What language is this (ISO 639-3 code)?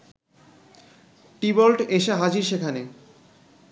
ben